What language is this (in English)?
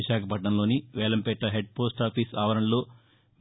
Telugu